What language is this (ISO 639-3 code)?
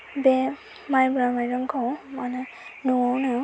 brx